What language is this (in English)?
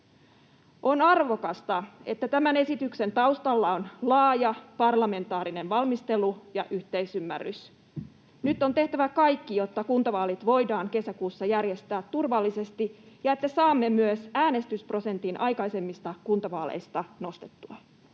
Finnish